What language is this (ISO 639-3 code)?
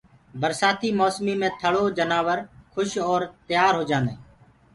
ggg